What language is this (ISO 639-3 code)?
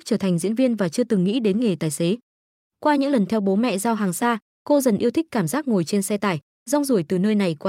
vie